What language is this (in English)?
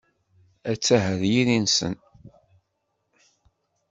Kabyle